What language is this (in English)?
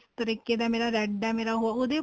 Punjabi